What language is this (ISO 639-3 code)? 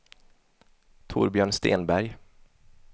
swe